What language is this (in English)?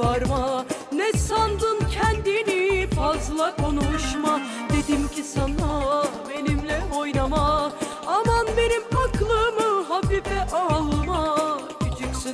Turkish